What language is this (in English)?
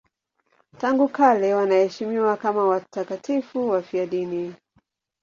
Swahili